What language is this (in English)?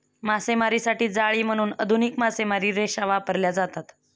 Marathi